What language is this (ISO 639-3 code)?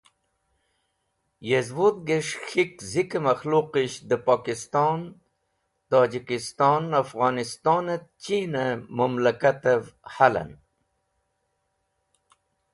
wbl